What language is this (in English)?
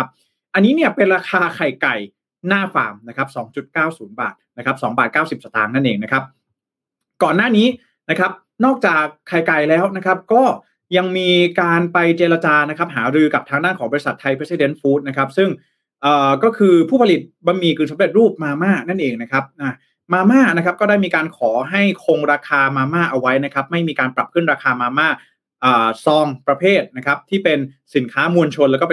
Thai